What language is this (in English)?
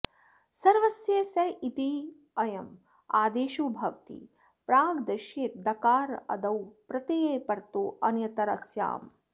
Sanskrit